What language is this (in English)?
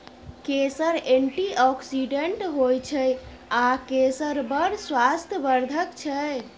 Maithili